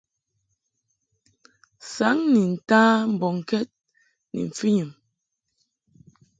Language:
Mungaka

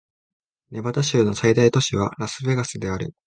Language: Japanese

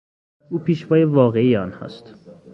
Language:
Persian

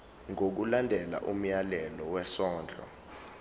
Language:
Zulu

